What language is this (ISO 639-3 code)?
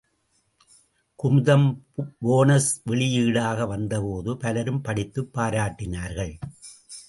tam